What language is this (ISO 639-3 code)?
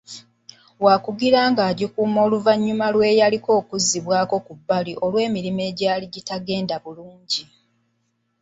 lug